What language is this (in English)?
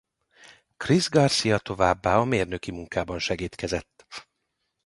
Hungarian